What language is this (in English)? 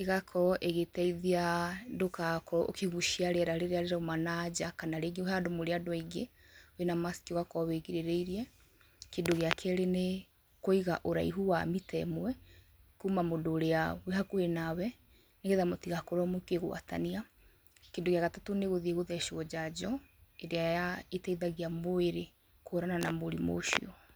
Kikuyu